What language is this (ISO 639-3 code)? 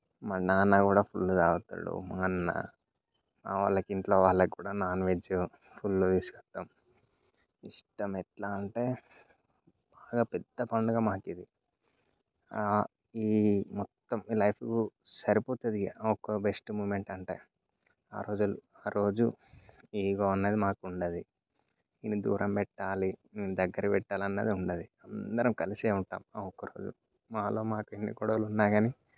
tel